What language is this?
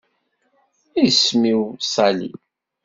Kabyle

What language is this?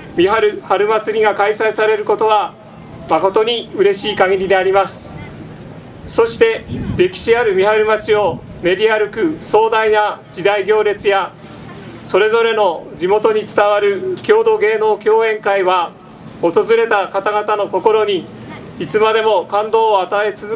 Japanese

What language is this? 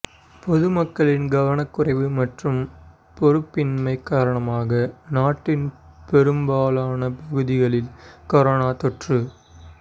Tamil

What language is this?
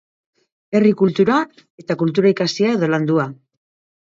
Basque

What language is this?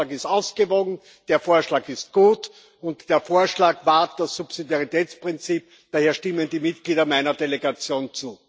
German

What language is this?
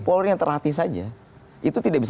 Indonesian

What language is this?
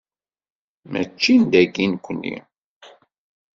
Kabyle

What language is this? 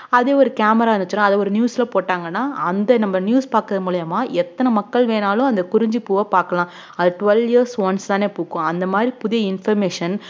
Tamil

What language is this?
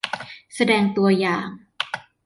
Thai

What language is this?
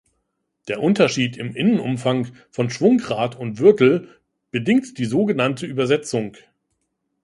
German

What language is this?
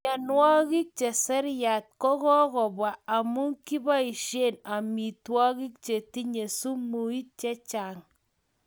Kalenjin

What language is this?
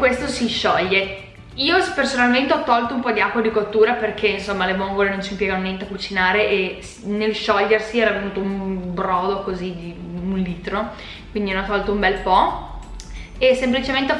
Italian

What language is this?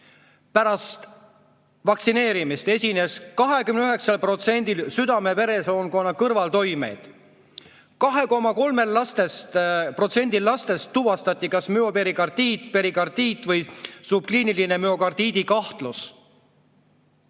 Estonian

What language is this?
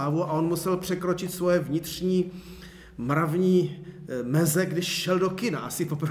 Czech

